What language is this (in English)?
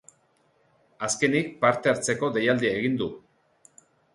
Basque